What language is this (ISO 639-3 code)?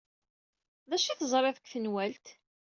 kab